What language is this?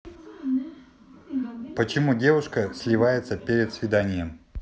Russian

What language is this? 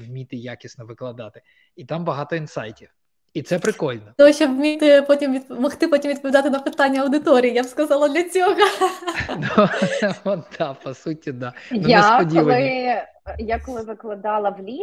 Ukrainian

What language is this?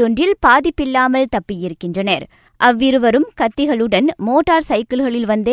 Tamil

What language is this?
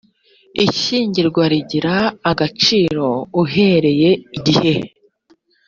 Kinyarwanda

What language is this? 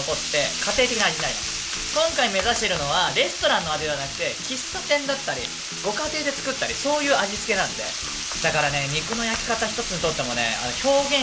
Japanese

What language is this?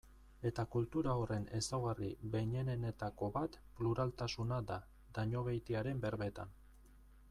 Basque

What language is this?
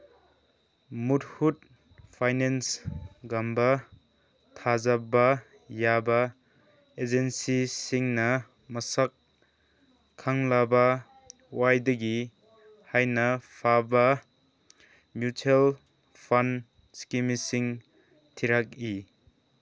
Manipuri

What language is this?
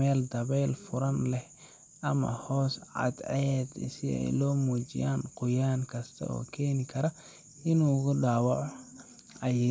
Somali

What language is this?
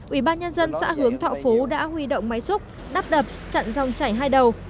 Vietnamese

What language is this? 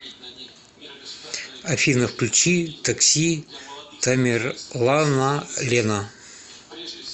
Russian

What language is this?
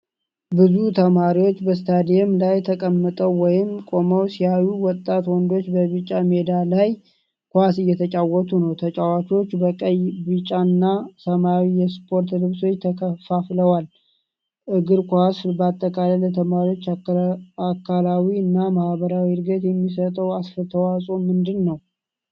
Amharic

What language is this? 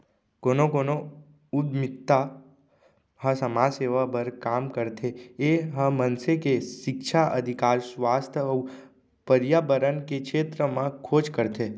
Chhattisgarhi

